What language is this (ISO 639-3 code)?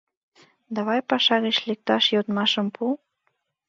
chm